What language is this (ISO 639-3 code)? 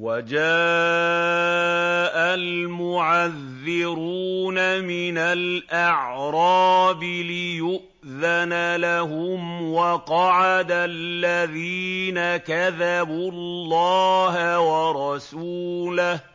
ara